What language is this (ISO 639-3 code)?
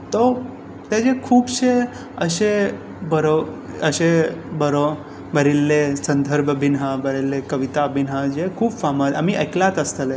kok